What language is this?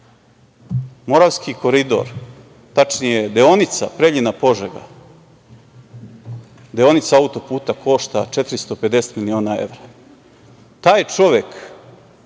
Serbian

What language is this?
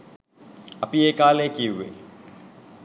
Sinhala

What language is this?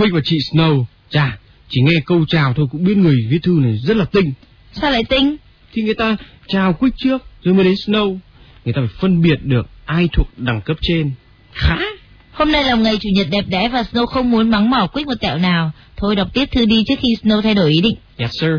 Vietnamese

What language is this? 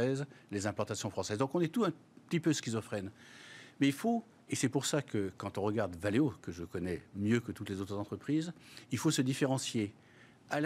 French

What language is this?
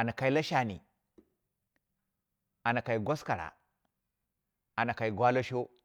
Dera (Nigeria)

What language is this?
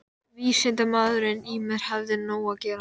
Icelandic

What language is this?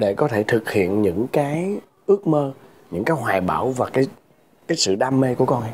Vietnamese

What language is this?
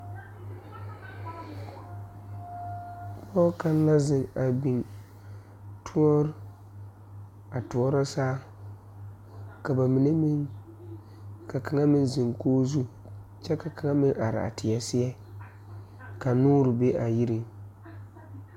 Southern Dagaare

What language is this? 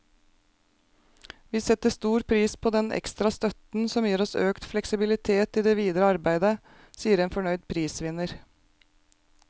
Norwegian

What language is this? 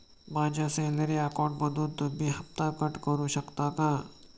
Marathi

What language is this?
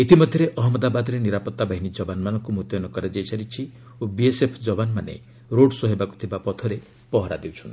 Odia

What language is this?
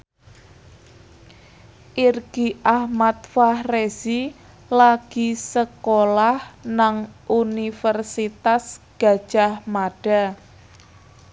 Javanese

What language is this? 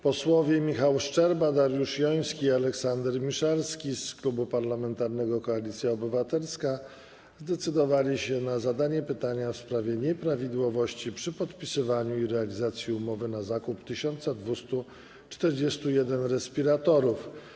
Polish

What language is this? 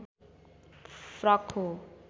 Nepali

